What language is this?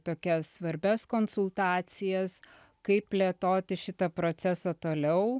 Lithuanian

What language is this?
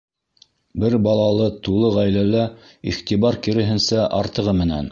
Bashkir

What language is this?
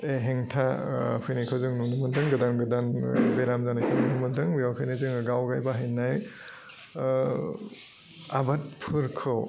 Bodo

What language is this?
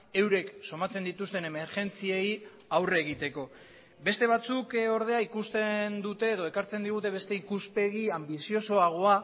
Basque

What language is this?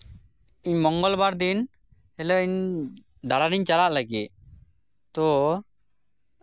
Santali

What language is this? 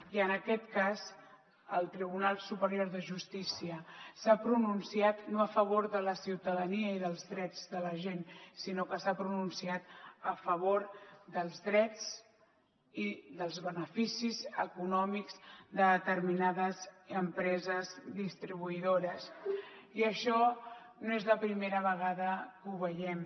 Catalan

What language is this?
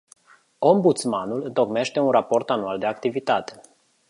Romanian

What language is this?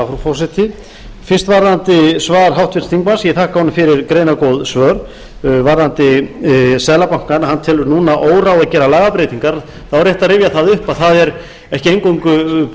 Icelandic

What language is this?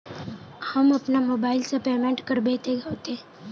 Magahi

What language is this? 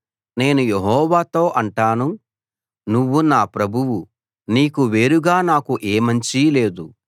Telugu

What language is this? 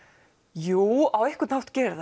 Icelandic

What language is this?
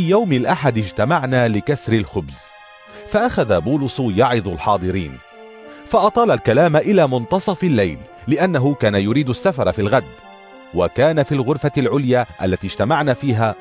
Arabic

